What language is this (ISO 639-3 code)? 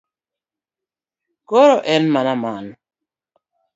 luo